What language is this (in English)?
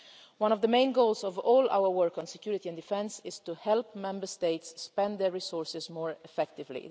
English